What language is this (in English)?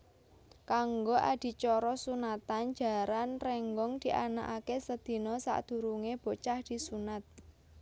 Javanese